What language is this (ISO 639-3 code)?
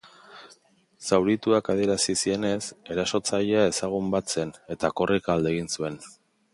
eus